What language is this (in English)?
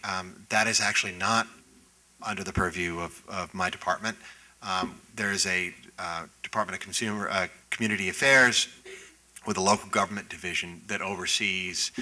English